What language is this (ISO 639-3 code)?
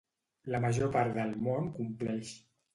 cat